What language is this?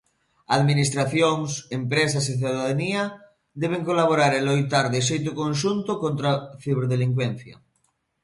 Galician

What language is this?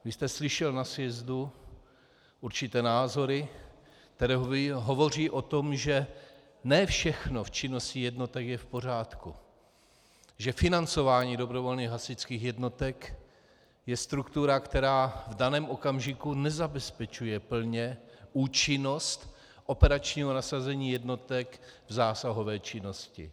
Czech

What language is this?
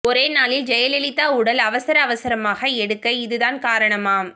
Tamil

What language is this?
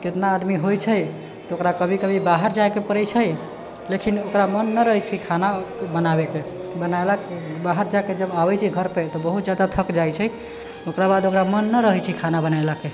Maithili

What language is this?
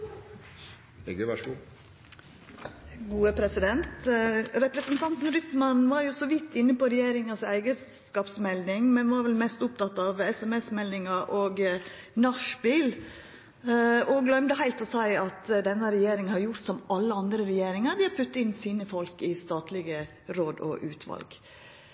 Norwegian Nynorsk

